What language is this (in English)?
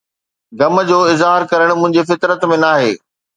Sindhi